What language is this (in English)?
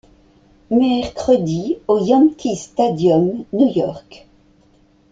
French